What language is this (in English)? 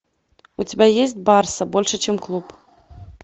Russian